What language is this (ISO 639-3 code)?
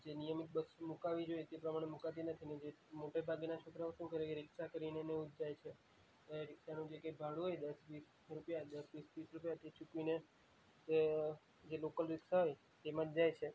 guj